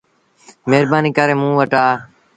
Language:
Sindhi Bhil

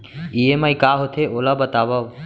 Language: Chhattisgarhi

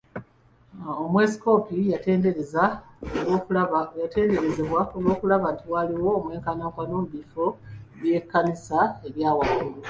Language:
Ganda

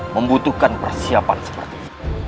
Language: Indonesian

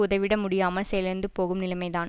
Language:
Tamil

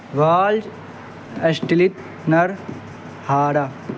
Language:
Urdu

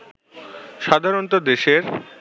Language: Bangla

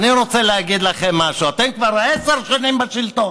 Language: Hebrew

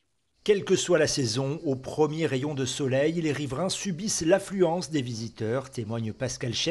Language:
French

